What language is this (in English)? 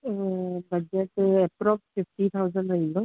Sindhi